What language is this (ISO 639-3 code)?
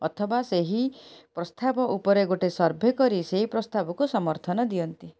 ori